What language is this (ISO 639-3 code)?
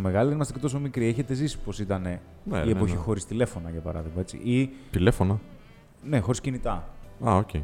ell